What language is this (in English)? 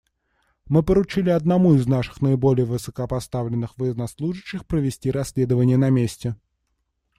Russian